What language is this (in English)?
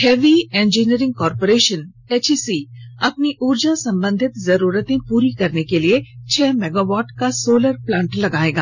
Hindi